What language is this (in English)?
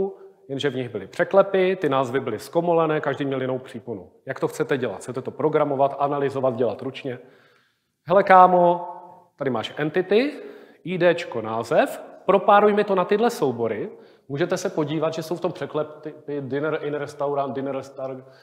Czech